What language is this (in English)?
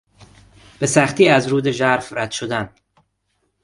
Persian